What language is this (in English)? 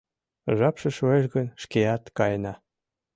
Mari